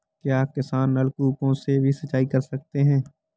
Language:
Hindi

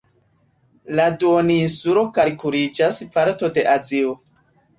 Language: Esperanto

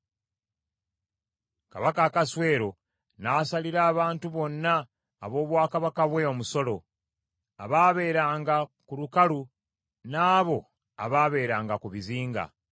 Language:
Ganda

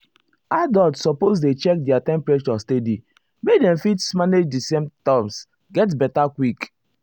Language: Nigerian Pidgin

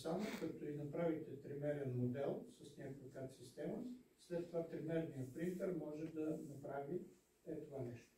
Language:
Bulgarian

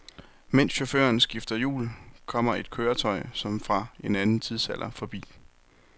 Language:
Danish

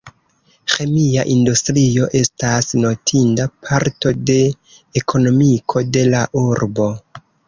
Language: Esperanto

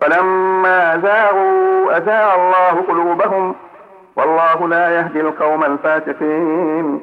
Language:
Arabic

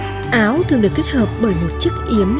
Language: Vietnamese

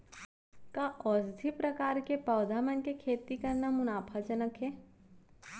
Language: Chhattisgarhi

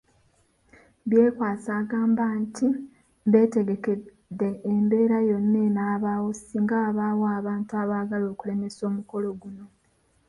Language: Ganda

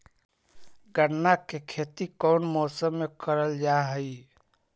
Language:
Magahi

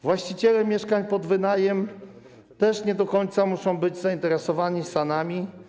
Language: Polish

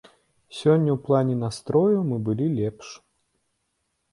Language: Belarusian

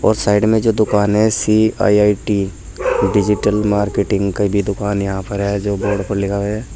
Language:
Hindi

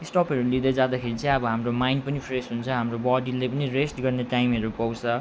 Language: Nepali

